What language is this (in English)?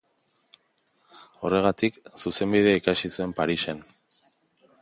Basque